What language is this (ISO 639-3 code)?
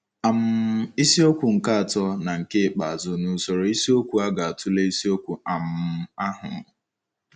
ibo